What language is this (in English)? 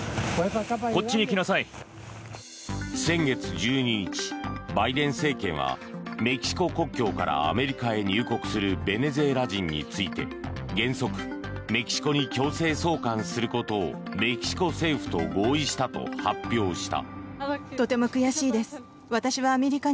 Japanese